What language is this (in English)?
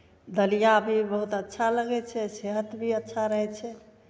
Maithili